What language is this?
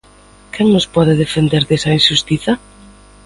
Galician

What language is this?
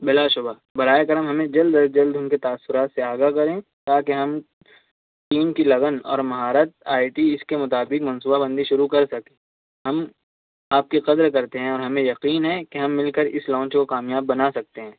Urdu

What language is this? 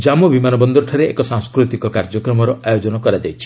Odia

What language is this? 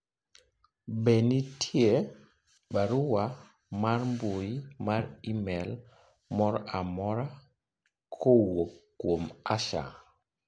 Luo (Kenya and Tanzania)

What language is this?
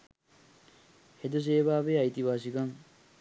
Sinhala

